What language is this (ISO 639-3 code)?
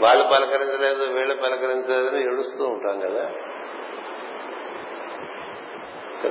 tel